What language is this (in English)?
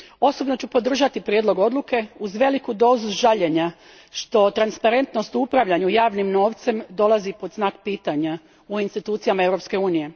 Croatian